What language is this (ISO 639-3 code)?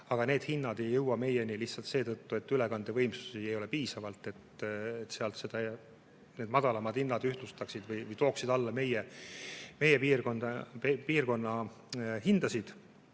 est